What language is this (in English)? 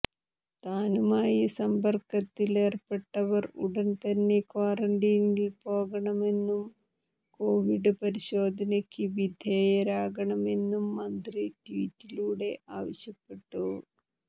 Malayalam